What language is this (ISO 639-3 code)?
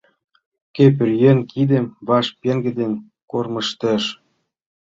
chm